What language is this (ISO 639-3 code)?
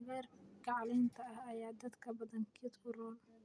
som